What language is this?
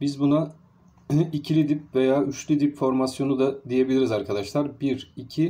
Turkish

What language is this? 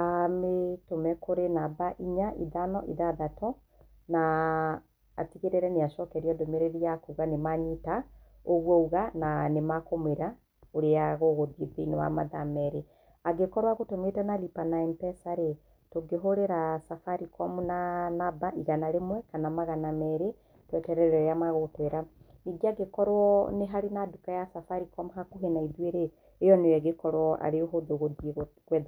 Kikuyu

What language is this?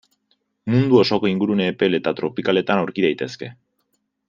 Basque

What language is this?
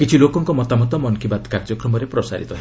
Odia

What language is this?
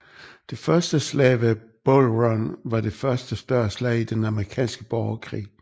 Danish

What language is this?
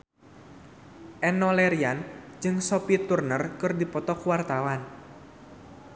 Sundanese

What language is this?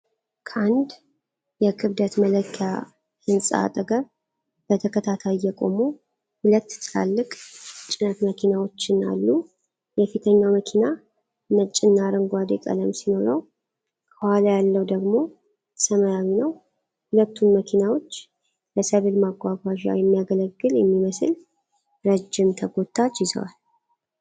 Amharic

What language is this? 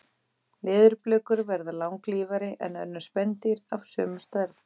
Icelandic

